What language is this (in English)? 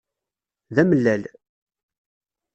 Kabyle